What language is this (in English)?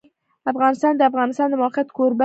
Pashto